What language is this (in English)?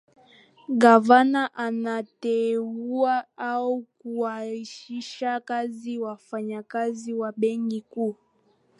Swahili